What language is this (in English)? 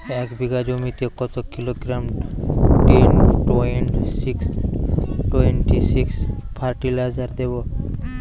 Bangla